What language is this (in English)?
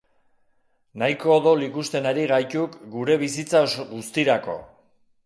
Basque